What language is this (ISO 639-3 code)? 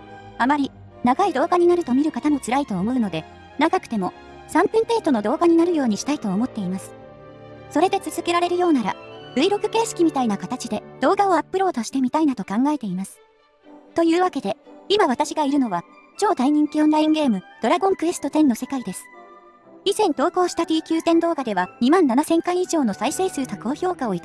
jpn